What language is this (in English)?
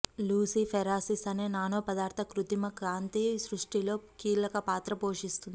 Telugu